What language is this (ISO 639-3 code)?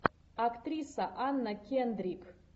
rus